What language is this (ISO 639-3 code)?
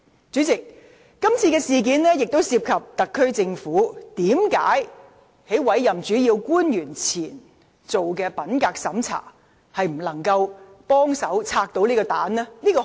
yue